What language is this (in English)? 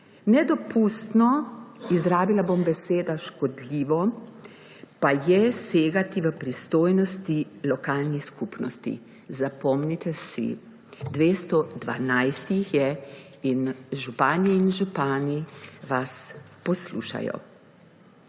Slovenian